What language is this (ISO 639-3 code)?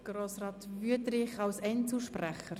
gsw